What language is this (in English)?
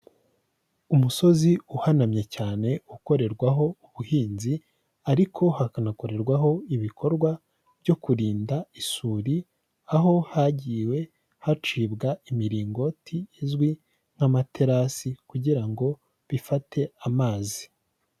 Kinyarwanda